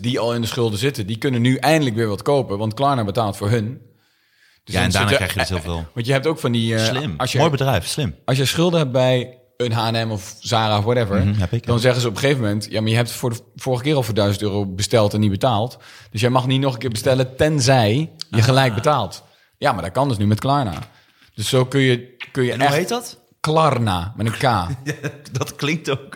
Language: Dutch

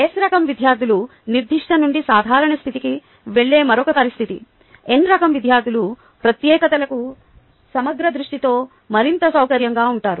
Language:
Telugu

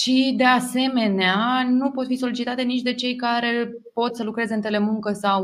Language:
Romanian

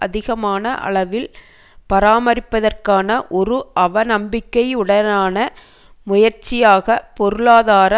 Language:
Tamil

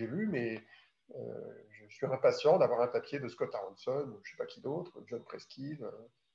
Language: French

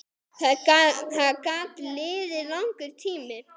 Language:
Icelandic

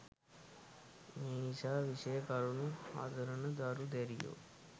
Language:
Sinhala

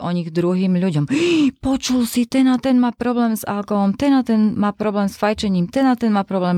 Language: Slovak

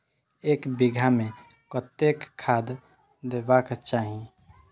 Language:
Maithili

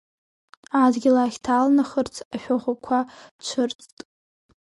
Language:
Abkhazian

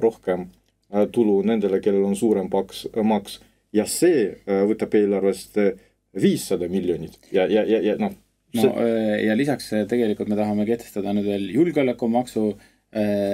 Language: Russian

